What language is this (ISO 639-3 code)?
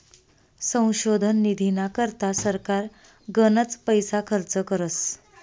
mar